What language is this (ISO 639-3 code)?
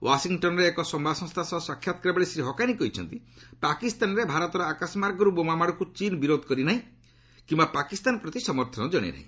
ori